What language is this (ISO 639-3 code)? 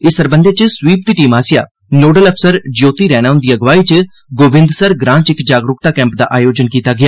doi